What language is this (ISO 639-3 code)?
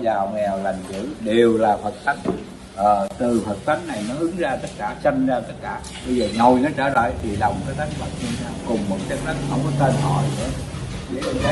vie